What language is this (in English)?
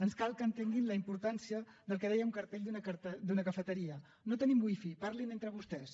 Catalan